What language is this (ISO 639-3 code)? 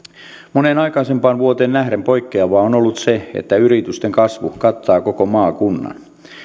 fin